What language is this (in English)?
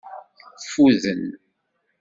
Kabyle